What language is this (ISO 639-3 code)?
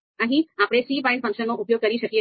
guj